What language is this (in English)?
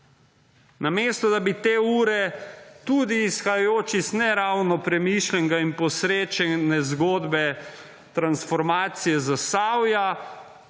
Slovenian